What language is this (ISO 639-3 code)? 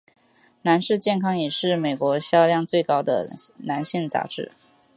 zho